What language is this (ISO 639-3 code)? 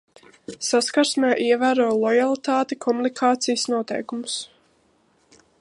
lav